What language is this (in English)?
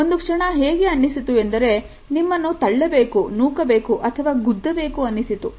Kannada